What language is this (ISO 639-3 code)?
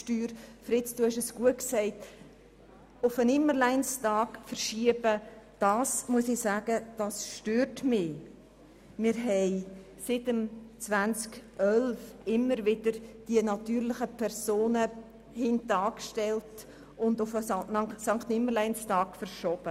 gsw